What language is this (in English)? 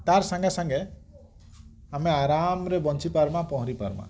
Odia